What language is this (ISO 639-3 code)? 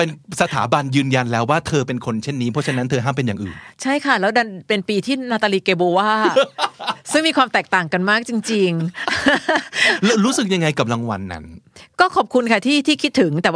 tha